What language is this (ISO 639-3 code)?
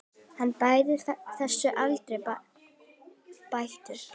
isl